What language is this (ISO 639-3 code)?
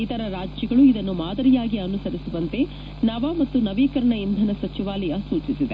kan